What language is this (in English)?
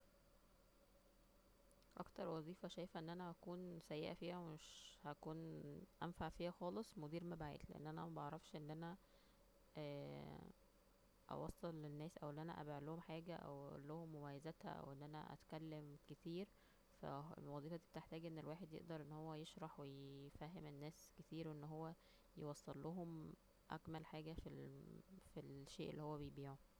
Egyptian Arabic